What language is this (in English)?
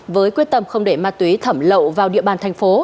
Vietnamese